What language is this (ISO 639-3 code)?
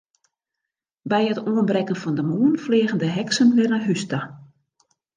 fry